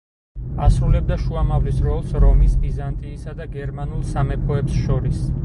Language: Georgian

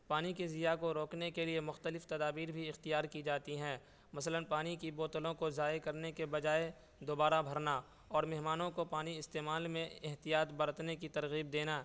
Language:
Urdu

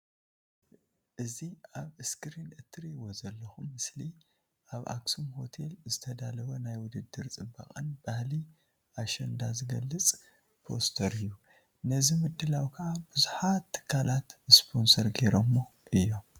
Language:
Tigrinya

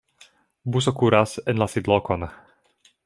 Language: Esperanto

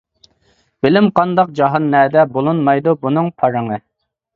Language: Uyghur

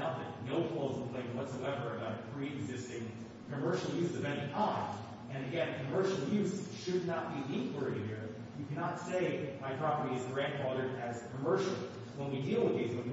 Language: English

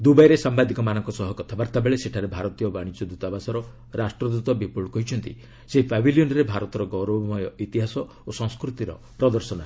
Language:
Odia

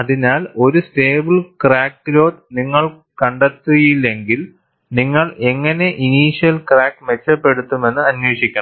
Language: Malayalam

